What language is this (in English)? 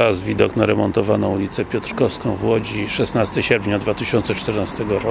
Polish